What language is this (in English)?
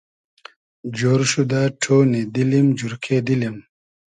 Hazaragi